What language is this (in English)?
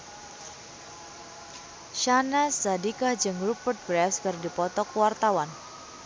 Sundanese